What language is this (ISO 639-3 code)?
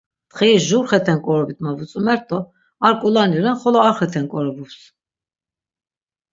lzz